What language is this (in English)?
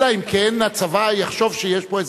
Hebrew